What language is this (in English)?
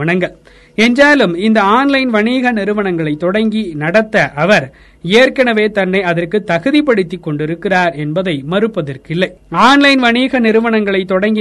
Tamil